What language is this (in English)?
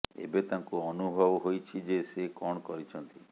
Odia